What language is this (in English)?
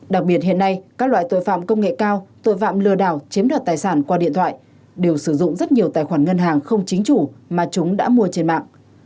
Vietnamese